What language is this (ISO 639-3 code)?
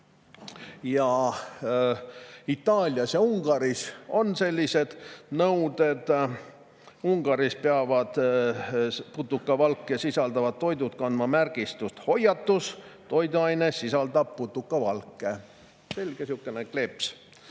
est